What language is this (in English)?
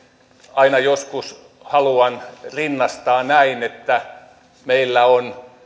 Finnish